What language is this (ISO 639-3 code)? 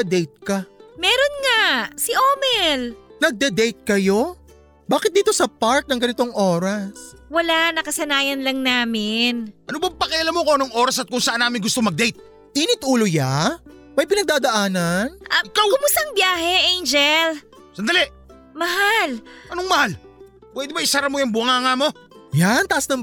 fil